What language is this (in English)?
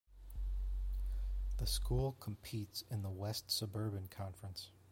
English